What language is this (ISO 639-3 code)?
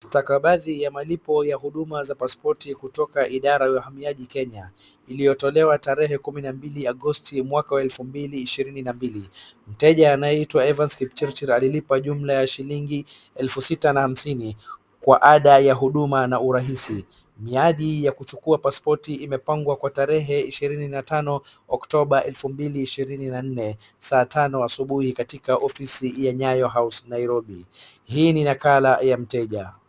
swa